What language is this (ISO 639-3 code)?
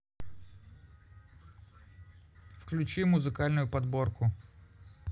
rus